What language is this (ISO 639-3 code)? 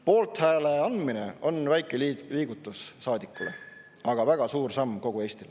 est